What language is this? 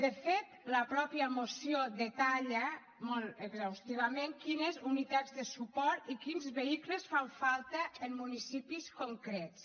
Catalan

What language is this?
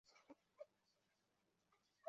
Chinese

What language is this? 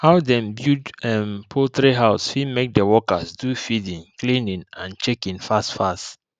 Nigerian Pidgin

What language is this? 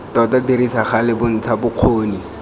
Tswana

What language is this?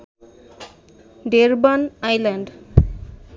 Bangla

